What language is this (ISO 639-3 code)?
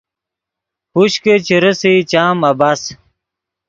ydg